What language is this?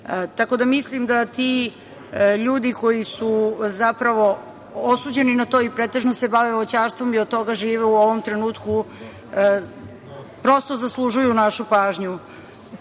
Serbian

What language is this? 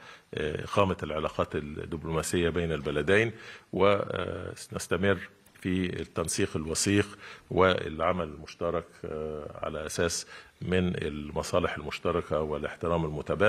Arabic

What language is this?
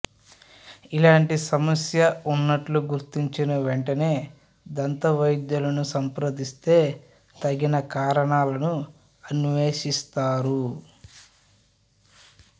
Telugu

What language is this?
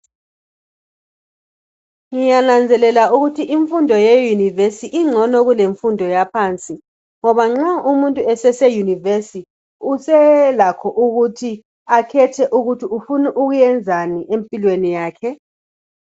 North Ndebele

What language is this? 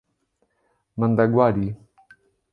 Portuguese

